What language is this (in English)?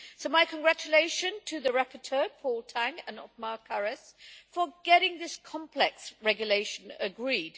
English